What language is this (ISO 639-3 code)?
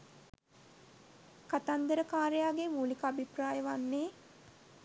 sin